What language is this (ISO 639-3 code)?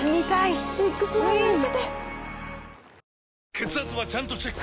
jpn